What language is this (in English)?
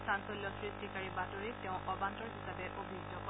Assamese